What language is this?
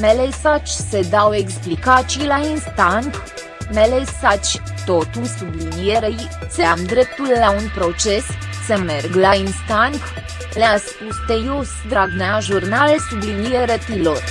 Romanian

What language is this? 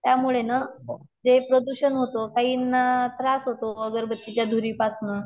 Marathi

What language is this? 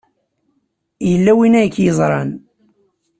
Kabyle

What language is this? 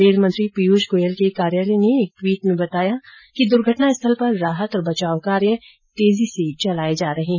Hindi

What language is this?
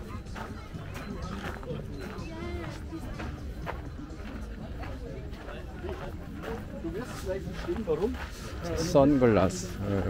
Korean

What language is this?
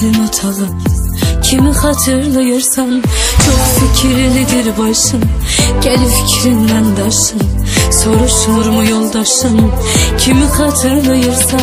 Turkish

